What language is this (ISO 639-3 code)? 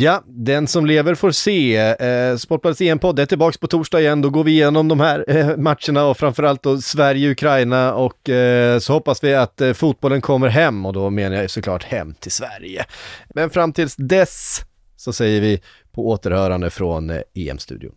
swe